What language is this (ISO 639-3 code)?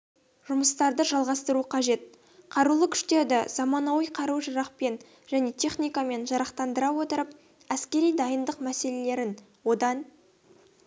kaz